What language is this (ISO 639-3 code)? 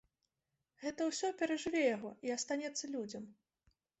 bel